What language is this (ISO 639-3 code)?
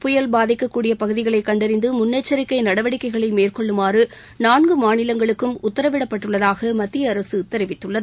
tam